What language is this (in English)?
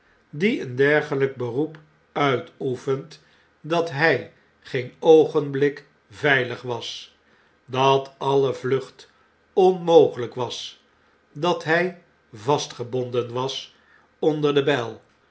Dutch